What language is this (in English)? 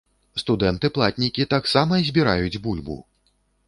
Belarusian